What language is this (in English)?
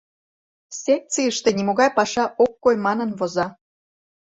Mari